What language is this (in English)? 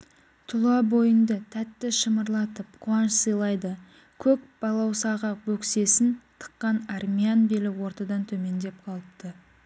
Kazakh